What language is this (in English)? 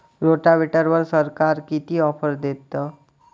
Marathi